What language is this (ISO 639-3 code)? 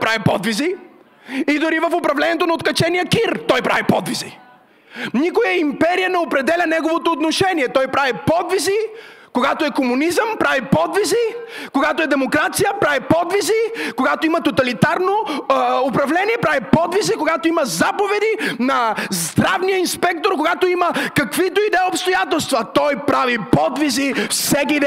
bul